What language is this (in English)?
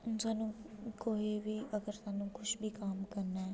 Dogri